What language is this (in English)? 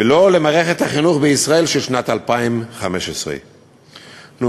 Hebrew